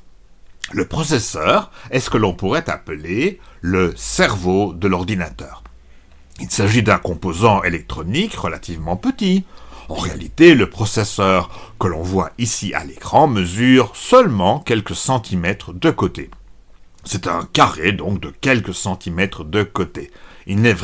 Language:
French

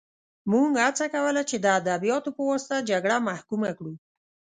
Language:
Pashto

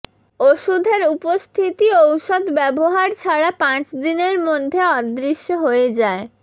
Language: Bangla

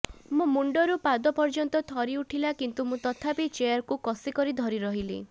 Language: Odia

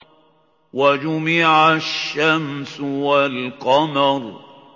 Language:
Arabic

